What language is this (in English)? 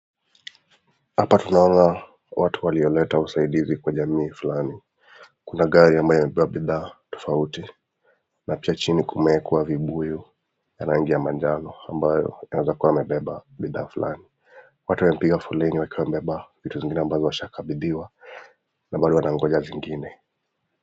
Swahili